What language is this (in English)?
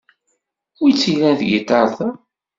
Kabyle